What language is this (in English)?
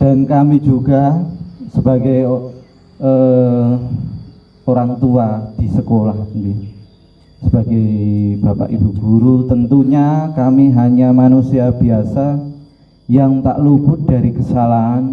Indonesian